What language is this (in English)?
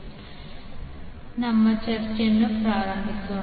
Kannada